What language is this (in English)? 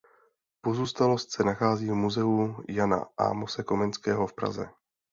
Czech